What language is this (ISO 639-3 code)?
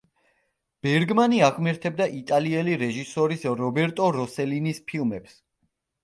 kat